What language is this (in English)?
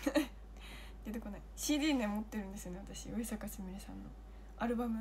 Japanese